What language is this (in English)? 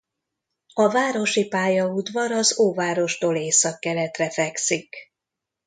Hungarian